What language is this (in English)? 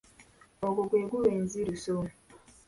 Ganda